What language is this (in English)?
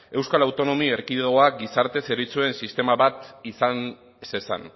Basque